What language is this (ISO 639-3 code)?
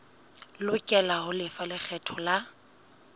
sot